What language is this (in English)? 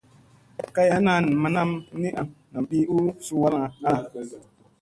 Musey